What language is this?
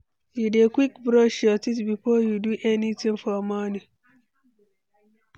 Nigerian Pidgin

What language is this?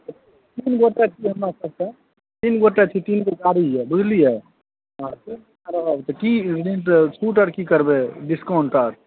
Maithili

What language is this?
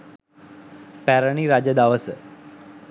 Sinhala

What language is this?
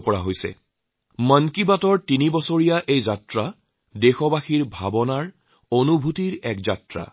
Assamese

